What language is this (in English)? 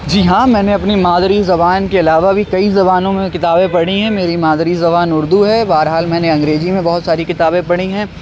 Urdu